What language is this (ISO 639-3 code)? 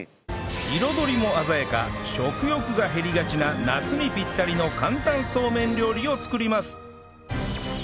jpn